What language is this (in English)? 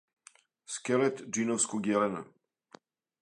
Serbian